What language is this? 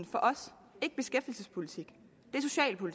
Danish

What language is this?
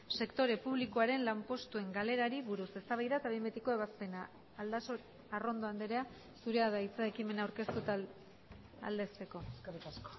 Basque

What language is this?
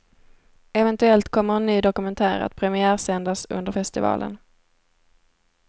Swedish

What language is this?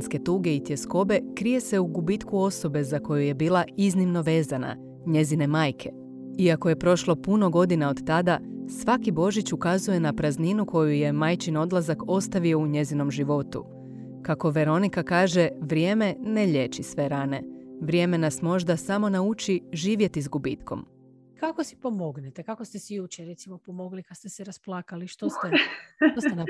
Croatian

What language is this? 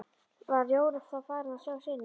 Icelandic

